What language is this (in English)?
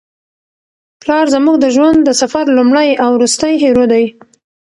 Pashto